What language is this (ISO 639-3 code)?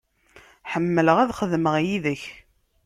kab